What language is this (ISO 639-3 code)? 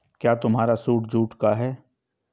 hin